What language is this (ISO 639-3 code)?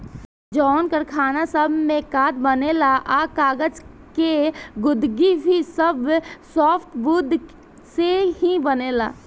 bho